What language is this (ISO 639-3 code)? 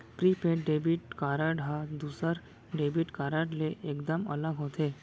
hne